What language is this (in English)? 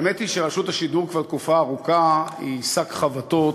Hebrew